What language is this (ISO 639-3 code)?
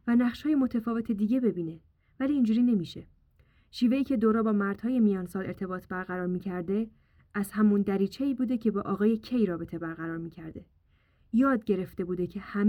fas